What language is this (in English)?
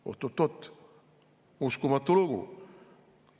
Estonian